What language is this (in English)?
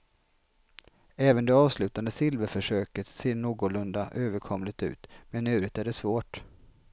Swedish